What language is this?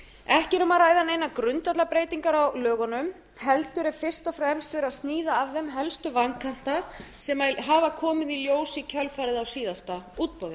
Icelandic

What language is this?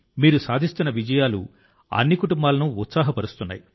Telugu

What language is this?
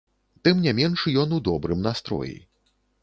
Belarusian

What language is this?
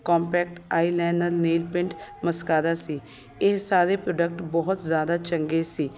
Punjabi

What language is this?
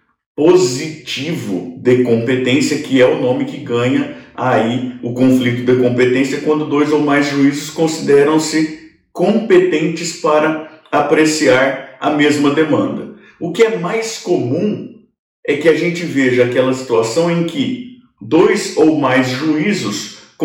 Portuguese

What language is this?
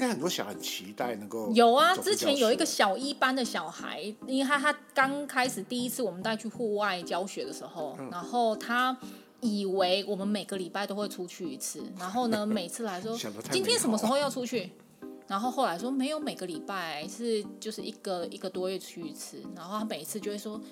Chinese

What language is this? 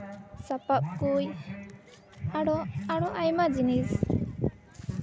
Santali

